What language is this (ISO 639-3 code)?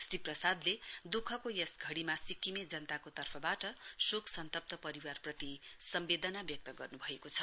nep